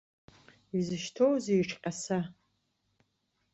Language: Abkhazian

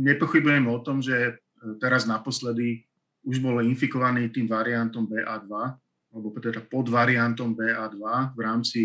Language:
Slovak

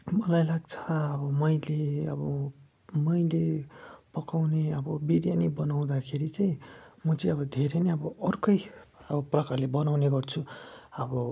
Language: Nepali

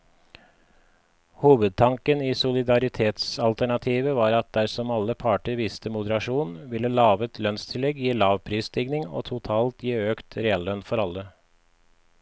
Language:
Norwegian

